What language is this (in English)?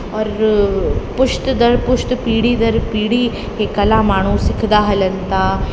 Sindhi